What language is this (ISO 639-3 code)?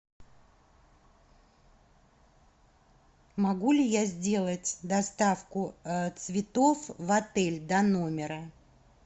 rus